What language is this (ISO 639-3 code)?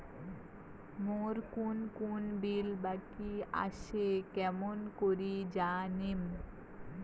ben